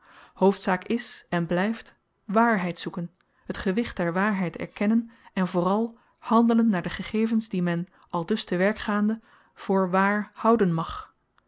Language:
Dutch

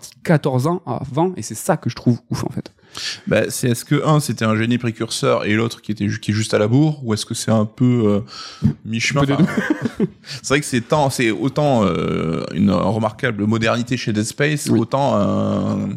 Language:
French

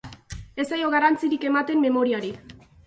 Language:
Basque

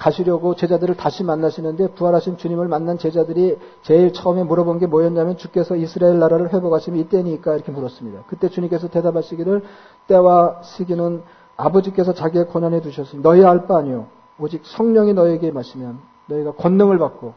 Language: Korean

